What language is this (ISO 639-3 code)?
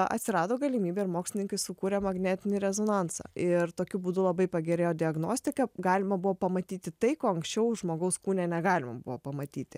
lit